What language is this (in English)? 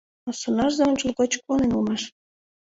Mari